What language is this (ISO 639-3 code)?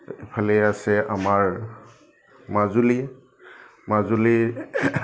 asm